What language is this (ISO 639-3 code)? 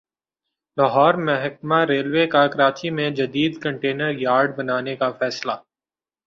urd